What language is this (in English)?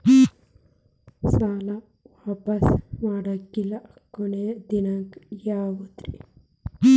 Kannada